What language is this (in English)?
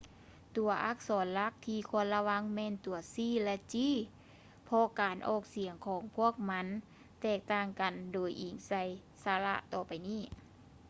Lao